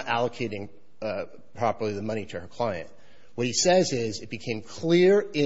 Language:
English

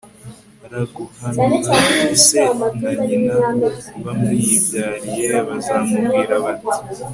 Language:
Kinyarwanda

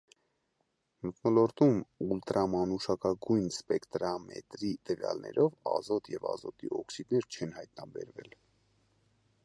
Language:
Armenian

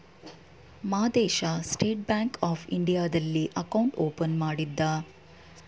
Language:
Kannada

